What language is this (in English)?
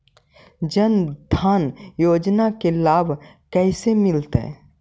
Magahi